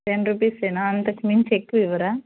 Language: Telugu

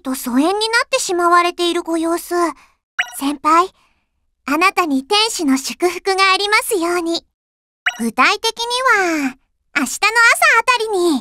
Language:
Japanese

